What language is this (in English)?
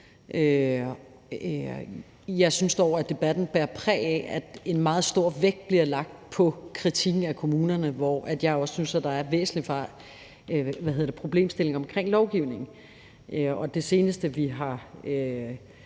Danish